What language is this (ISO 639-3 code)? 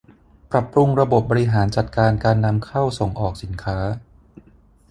tha